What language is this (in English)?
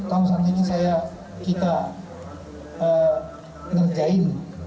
Indonesian